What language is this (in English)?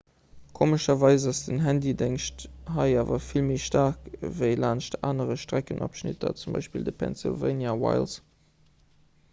Luxembourgish